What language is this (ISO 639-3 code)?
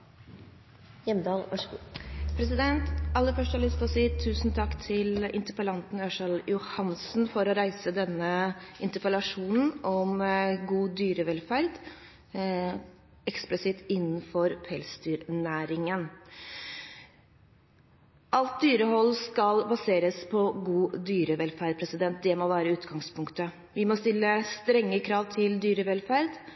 nob